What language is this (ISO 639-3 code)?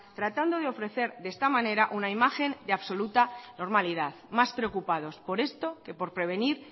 spa